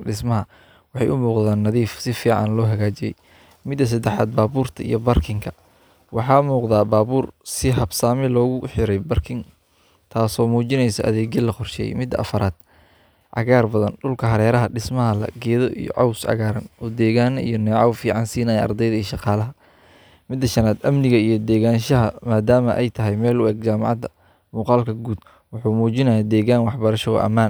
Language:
Somali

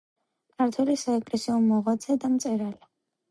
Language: Georgian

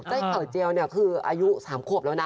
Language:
Thai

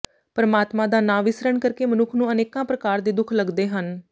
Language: Punjabi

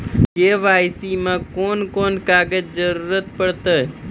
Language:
Maithili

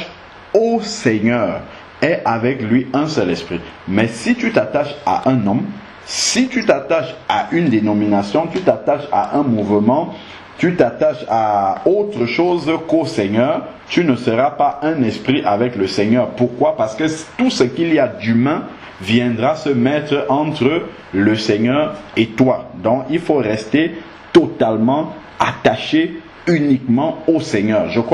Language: French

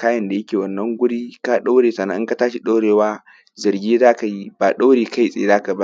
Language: Hausa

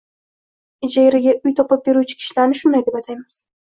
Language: Uzbek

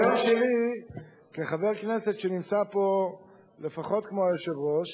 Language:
Hebrew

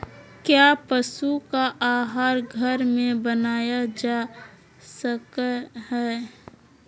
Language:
Magahi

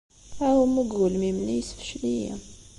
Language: Kabyle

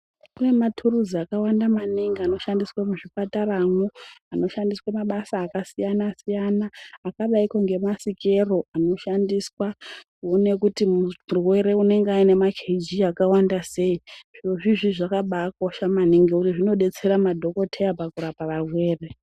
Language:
Ndau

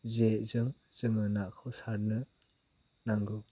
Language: Bodo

